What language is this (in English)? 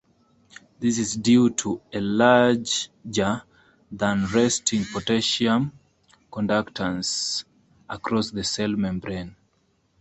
English